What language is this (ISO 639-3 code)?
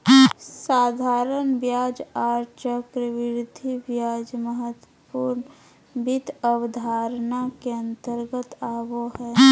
mag